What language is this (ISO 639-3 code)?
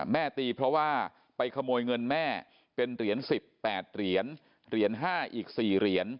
tha